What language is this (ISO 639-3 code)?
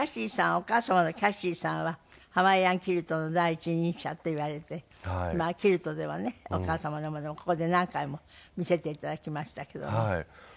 jpn